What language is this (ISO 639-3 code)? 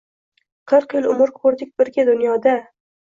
uzb